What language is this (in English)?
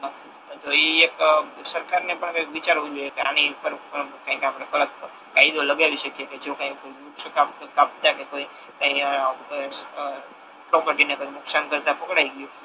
Gujarati